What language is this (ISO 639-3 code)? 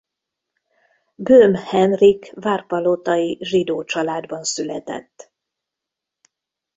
hun